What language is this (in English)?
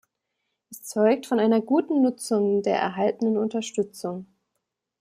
German